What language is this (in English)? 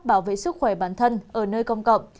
Vietnamese